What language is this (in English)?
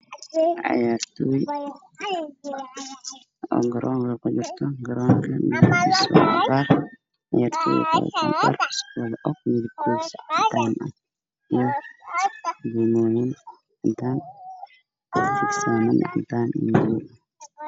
Somali